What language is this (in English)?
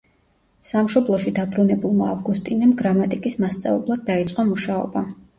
Georgian